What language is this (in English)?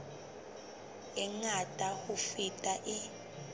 Southern Sotho